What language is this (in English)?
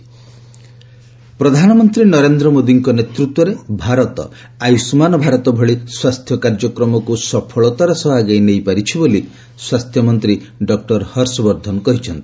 Odia